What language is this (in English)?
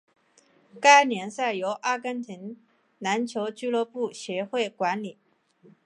Chinese